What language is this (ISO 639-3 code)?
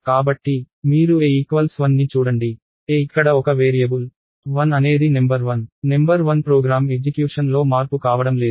tel